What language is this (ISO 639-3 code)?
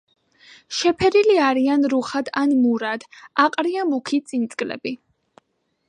kat